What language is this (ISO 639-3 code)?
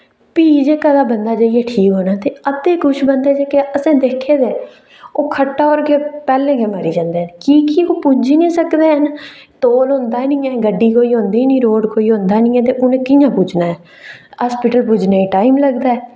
doi